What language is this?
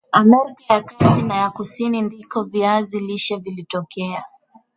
Swahili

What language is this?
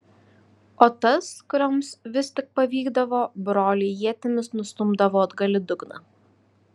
Lithuanian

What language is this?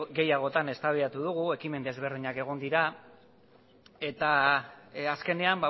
Basque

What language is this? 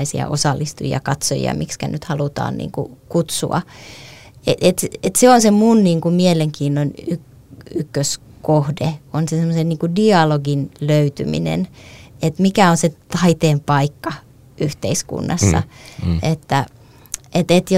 Finnish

